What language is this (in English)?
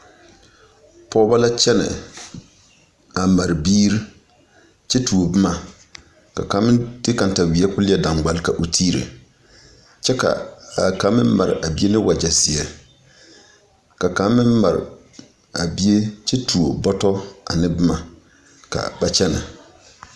Southern Dagaare